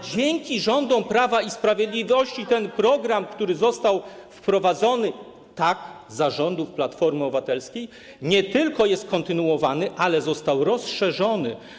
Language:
Polish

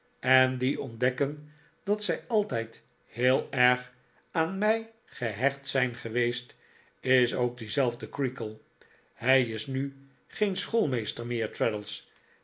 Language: Dutch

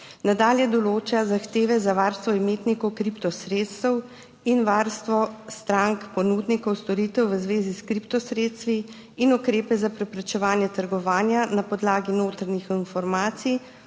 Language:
Slovenian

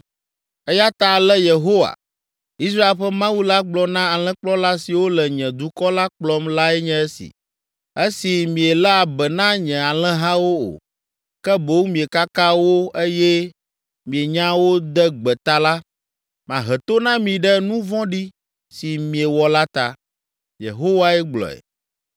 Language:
Ewe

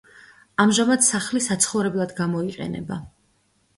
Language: Georgian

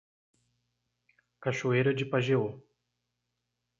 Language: Portuguese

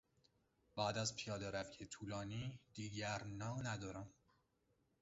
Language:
Persian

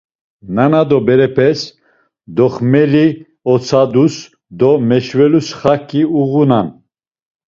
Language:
Laz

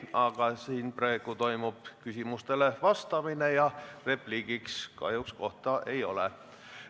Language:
Estonian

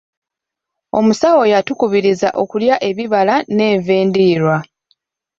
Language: Ganda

